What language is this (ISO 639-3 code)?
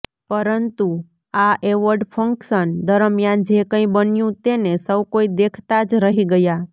guj